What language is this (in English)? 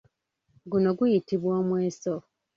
Ganda